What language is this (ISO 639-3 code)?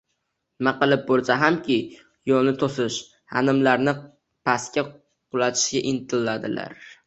uzb